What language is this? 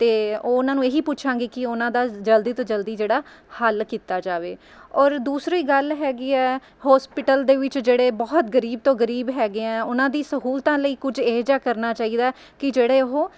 Punjabi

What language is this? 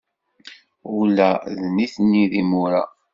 Kabyle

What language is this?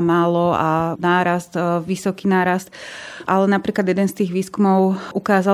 Slovak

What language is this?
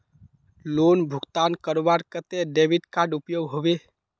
Magahi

